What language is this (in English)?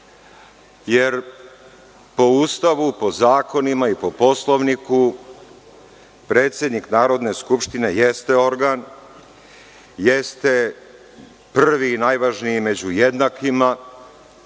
Serbian